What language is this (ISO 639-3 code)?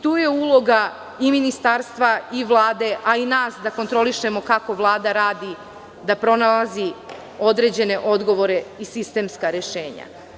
srp